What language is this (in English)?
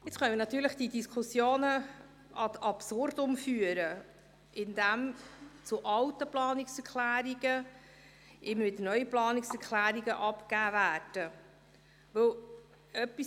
Swiss German